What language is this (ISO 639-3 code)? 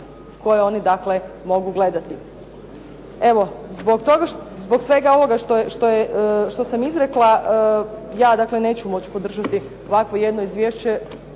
hrv